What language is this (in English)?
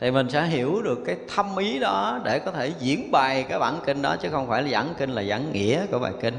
Vietnamese